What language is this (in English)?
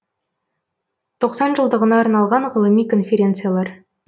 Kazakh